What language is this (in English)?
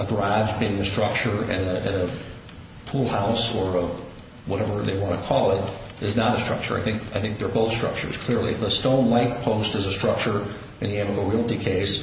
English